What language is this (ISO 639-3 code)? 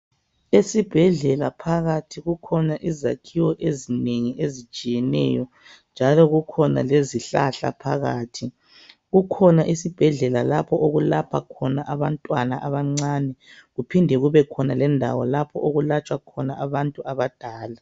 nde